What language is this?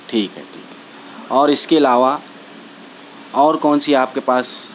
Urdu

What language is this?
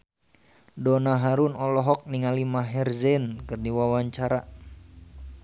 Sundanese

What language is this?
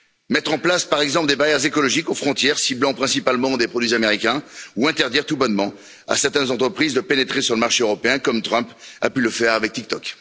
French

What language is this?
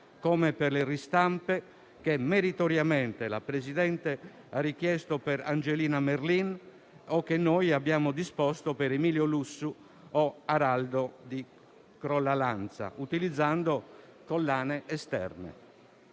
Italian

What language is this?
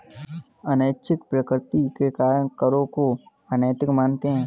Hindi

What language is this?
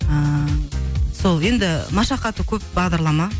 Kazakh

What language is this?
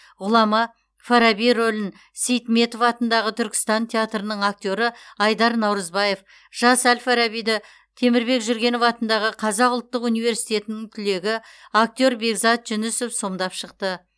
Kazakh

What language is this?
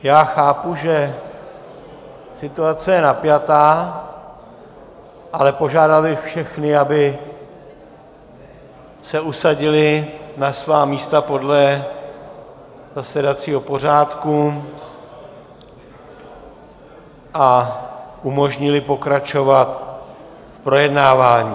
Czech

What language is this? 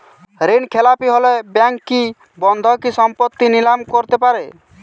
Bangla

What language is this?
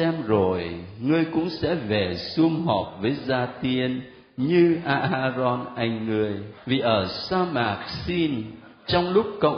Vietnamese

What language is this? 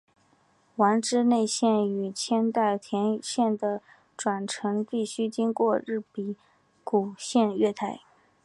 Chinese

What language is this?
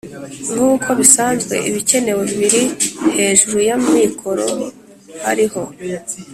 Kinyarwanda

